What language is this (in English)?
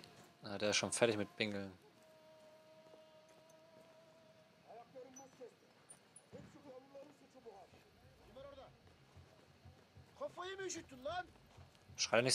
German